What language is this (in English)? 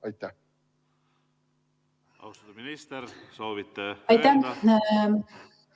Estonian